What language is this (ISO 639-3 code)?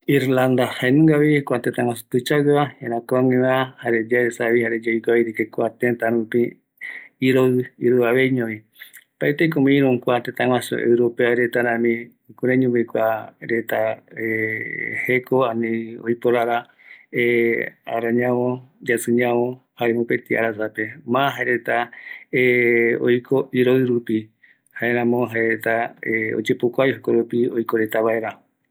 gui